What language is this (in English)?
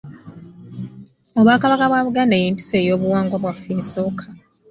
Ganda